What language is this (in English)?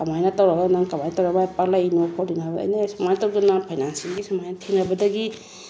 Manipuri